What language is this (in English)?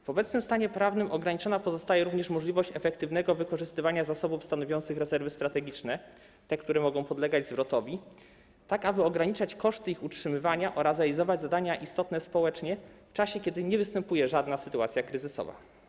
Polish